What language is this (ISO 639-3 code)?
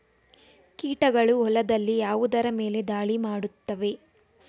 kan